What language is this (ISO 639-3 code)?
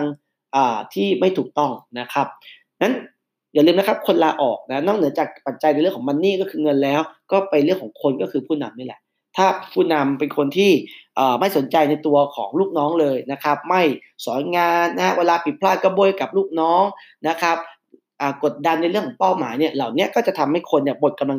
tha